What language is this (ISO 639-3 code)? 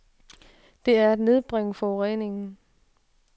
dan